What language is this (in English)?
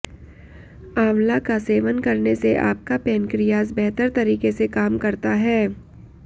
Hindi